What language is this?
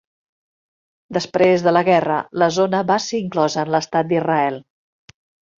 Catalan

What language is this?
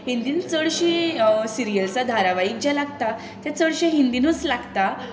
Konkani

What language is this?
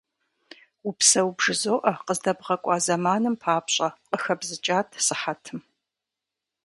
Kabardian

